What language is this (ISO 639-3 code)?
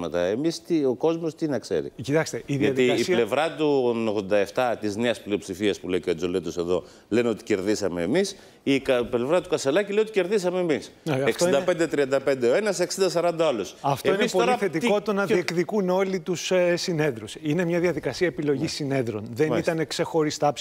ell